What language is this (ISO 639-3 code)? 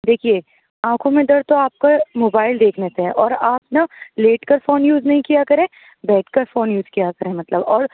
urd